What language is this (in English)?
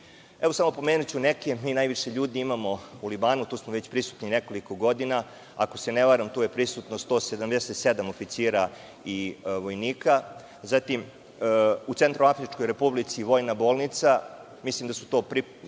Serbian